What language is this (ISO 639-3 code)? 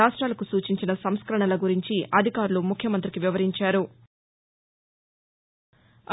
tel